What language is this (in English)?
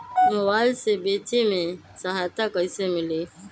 Magahi